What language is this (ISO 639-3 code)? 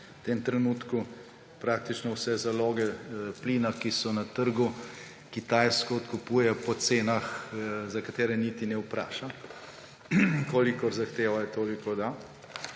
slv